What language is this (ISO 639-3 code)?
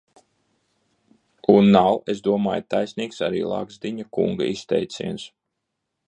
lav